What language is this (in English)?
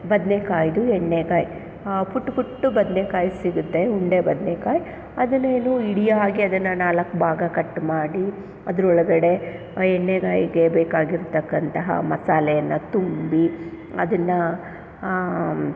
Kannada